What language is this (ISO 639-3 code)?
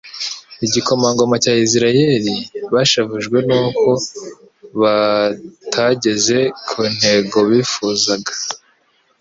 kin